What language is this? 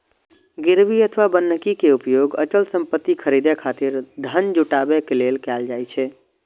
Maithili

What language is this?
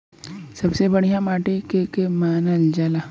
Bhojpuri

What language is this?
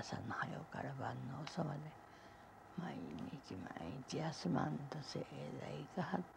Japanese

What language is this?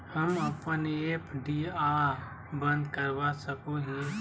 Magahi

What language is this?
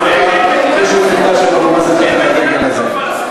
Hebrew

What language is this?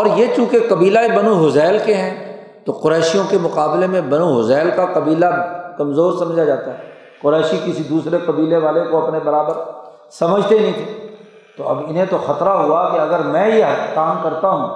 Urdu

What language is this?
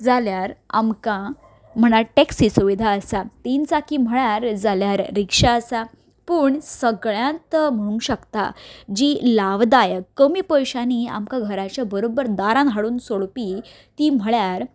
Konkani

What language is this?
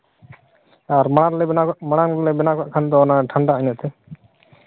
Santali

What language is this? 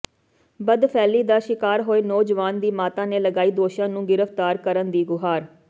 Punjabi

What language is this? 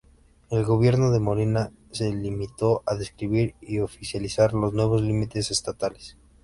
Spanish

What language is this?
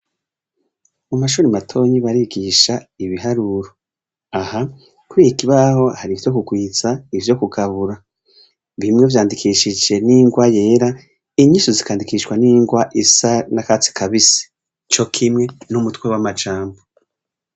Rundi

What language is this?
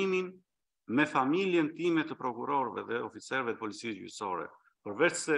Romanian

